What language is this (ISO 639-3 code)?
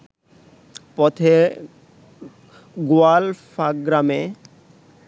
ben